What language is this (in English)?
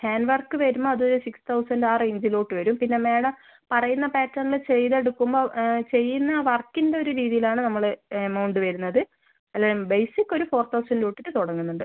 Malayalam